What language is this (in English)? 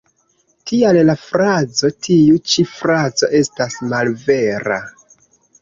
Esperanto